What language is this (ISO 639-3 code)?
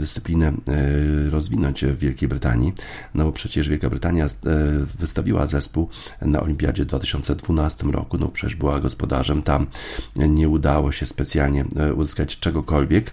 pol